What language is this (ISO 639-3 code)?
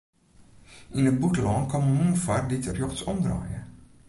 fry